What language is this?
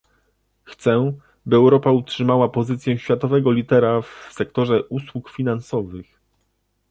Polish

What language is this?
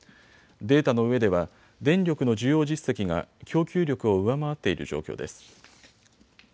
Japanese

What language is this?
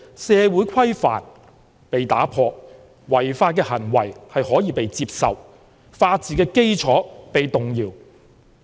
Cantonese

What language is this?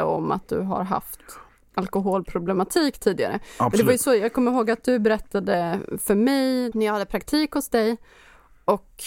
Swedish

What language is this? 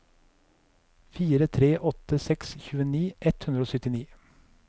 Norwegian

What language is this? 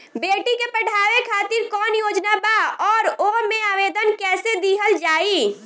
Bhojpuri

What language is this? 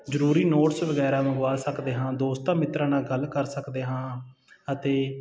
Punjabi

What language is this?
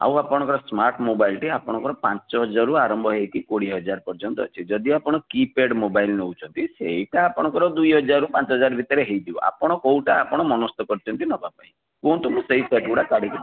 Odia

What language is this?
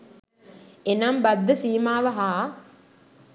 Sinhala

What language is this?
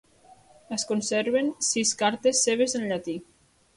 Catalan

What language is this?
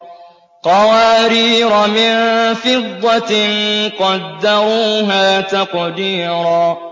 Arabic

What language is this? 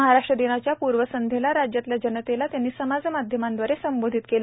Marathi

